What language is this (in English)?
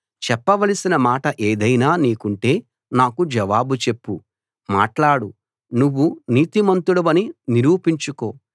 Telugu